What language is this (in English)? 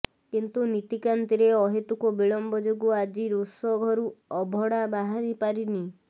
Odia